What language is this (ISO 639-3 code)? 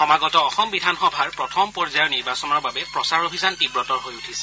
asm